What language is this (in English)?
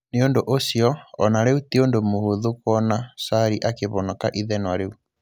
Kikuyu